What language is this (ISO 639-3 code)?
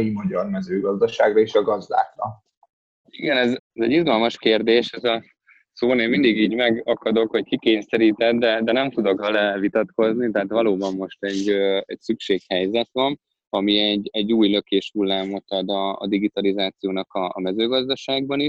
hun